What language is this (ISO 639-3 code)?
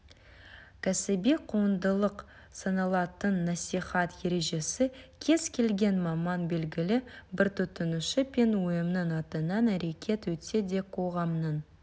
kaz